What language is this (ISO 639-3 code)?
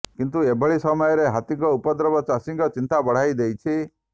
ori